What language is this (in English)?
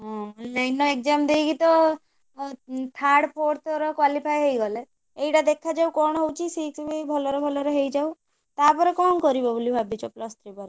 Odia